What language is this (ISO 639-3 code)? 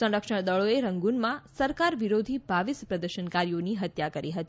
guj